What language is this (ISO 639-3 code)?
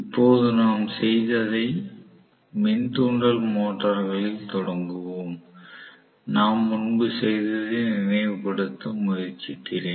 tam